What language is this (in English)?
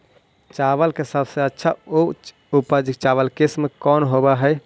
Magahi